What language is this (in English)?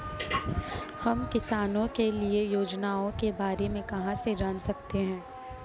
Hindi